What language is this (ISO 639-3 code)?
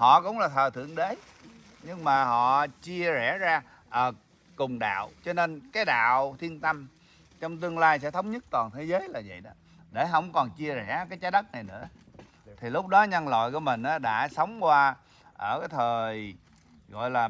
vie